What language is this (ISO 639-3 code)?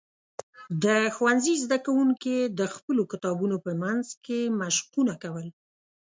pus